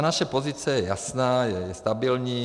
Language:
Czech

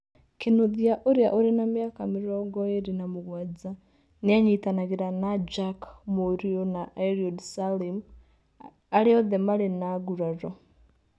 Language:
Kikuyu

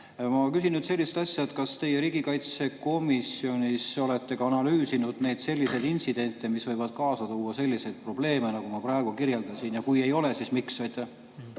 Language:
Estonian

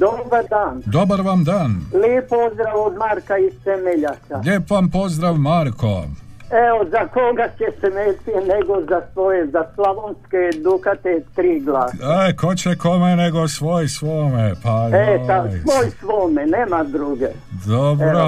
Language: Croatian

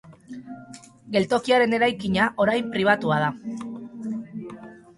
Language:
Basque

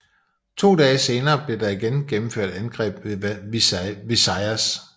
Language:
Danish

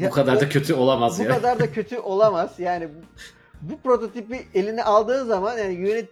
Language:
Turkish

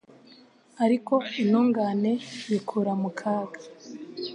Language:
Kinyarwanda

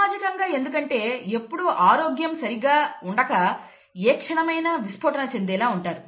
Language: Telugu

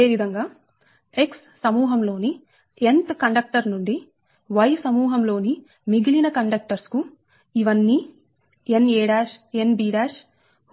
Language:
Telugu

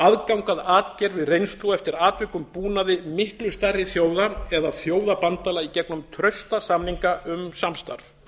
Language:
Icelandic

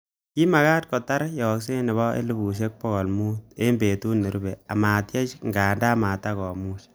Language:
Kalenjin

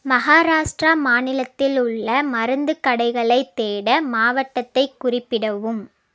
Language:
Tamil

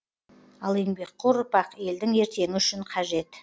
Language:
Kazakh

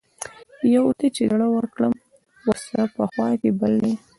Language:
Pashto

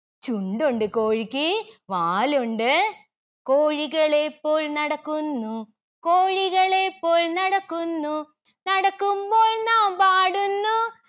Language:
Malayalam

